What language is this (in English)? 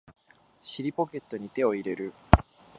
Japanese